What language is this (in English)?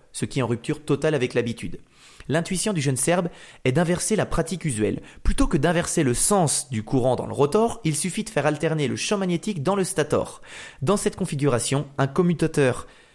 French